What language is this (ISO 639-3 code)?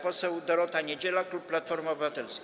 pol